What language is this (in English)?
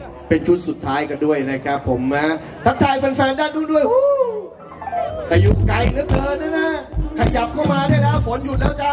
Thai